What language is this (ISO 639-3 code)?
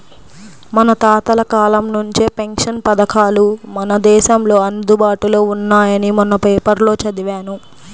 tel